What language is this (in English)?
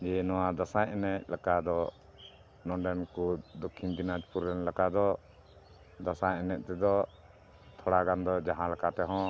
Santali